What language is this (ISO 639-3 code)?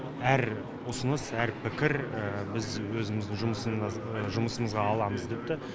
kaz